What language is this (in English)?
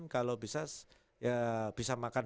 Indonesian